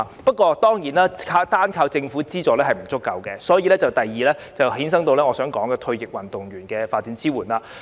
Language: Cantonese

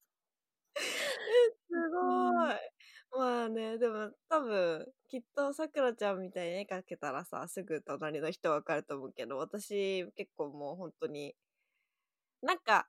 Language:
Japanese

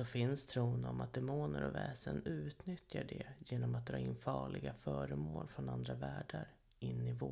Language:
Swedish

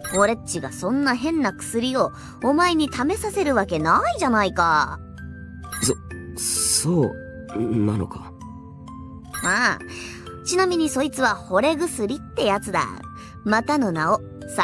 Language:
Japanese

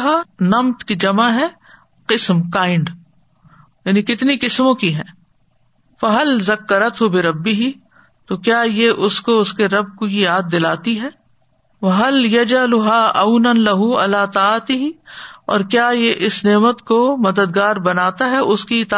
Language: Urdu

